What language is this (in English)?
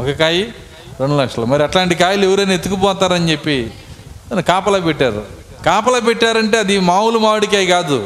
Telugu